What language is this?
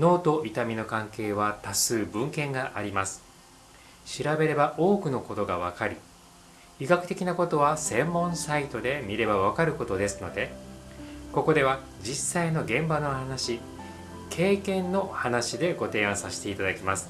Japanese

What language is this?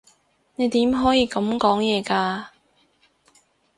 Cantonese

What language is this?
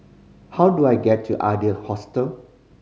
English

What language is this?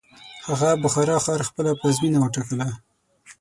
Pashto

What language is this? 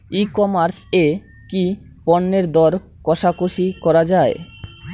Bangla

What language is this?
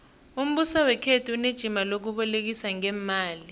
South Ndebele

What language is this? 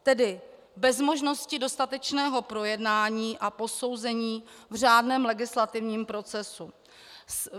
Czech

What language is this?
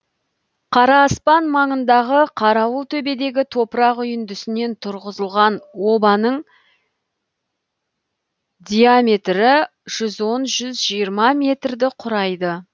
Kazakh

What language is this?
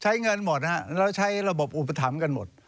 Thai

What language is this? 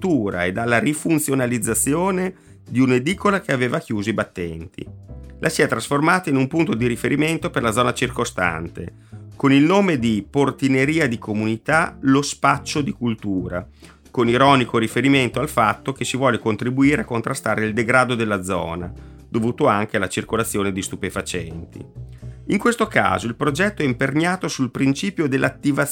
Italian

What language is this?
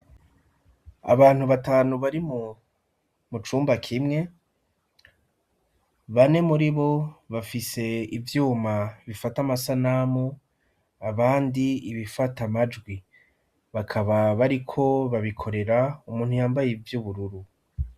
Rundi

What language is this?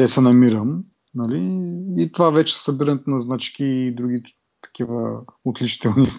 Bulgarian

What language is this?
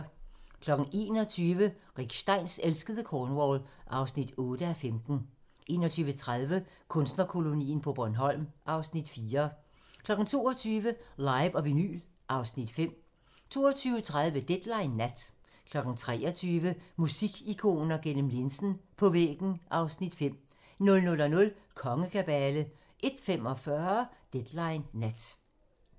Danish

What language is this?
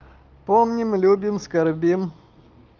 Russian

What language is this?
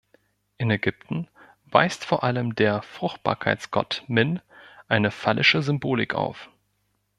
German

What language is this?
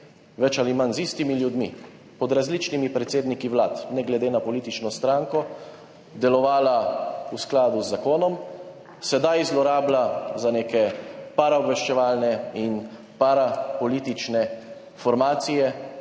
Slovenian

